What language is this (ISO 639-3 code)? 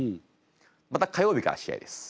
jpn